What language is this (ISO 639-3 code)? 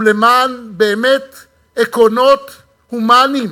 heb